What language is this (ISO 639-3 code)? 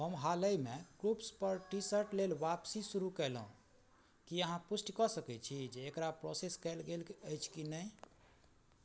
mai